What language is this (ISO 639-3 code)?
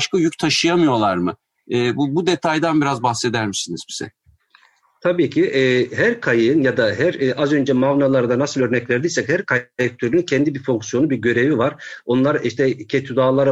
tur